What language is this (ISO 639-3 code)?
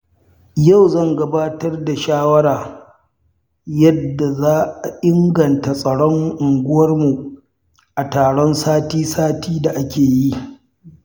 hau